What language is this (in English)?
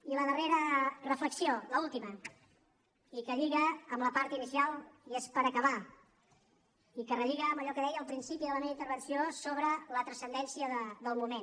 Catalan